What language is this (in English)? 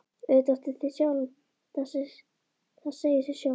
Icelandic